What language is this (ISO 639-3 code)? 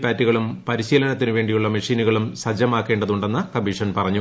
mal